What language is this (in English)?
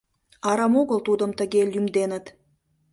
Mari